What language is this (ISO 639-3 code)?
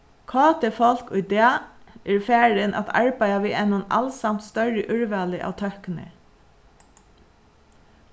fao